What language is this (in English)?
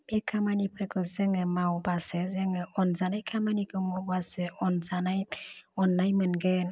Bodo